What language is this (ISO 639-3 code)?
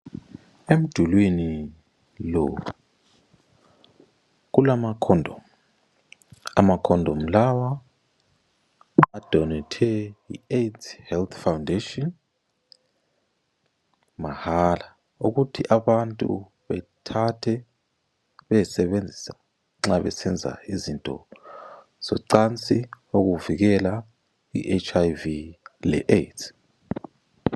nde